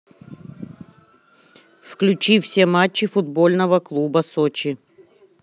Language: Russian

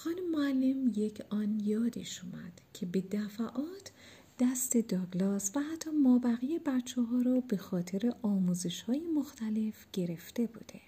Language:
Persian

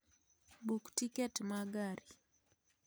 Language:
Luo (Kenya and Tanzania)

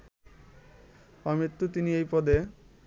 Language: Bangla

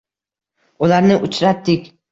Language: Uzbek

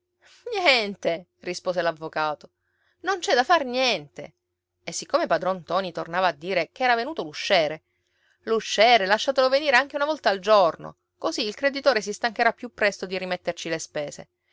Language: Italian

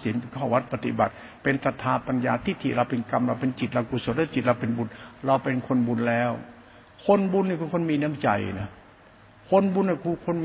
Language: Thai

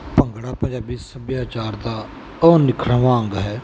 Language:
Punjabi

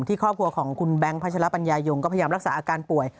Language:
Thai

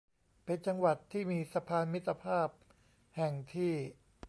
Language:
Thai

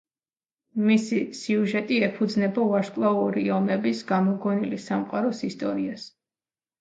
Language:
Georgian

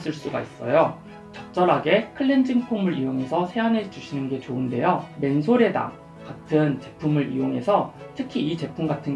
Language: Korean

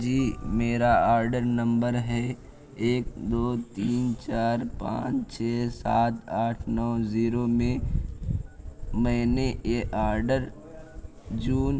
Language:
Urdu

